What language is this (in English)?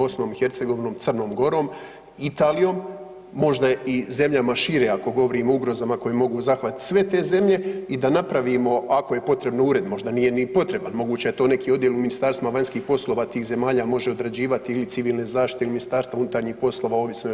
Croatian